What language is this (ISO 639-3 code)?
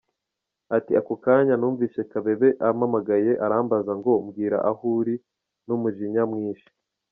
kin